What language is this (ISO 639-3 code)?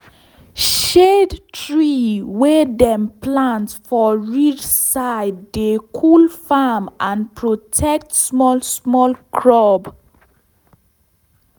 pcm